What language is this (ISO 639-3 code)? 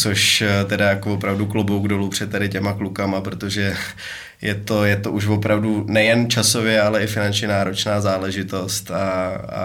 ces